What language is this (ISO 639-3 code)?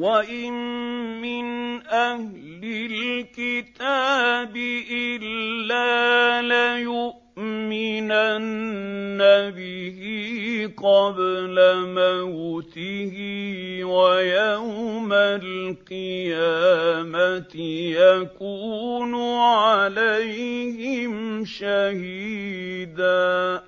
ara